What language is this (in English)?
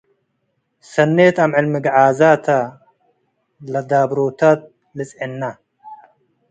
Tigre